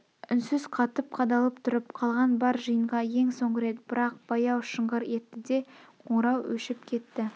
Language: Kazakh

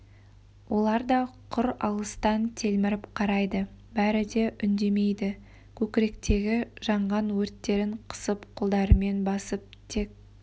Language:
Kazakh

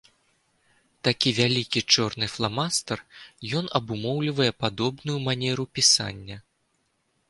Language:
Belarusian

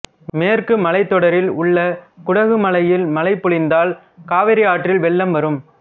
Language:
Tamil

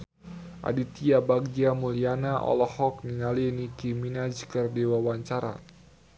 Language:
Sundanese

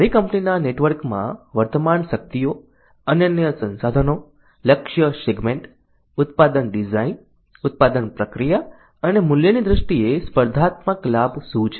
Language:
Gujarati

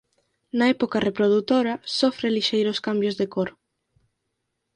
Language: Galician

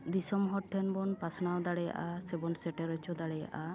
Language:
Santali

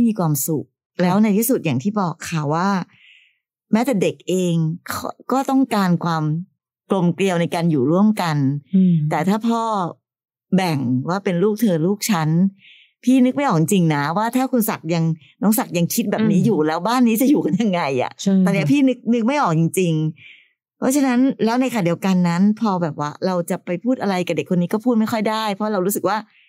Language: Thai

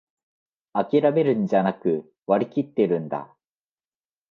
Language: Japanese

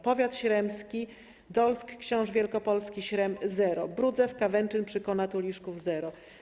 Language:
Polish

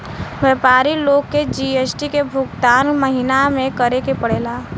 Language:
Bhojpuri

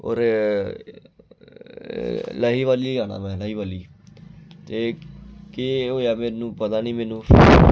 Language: Dogri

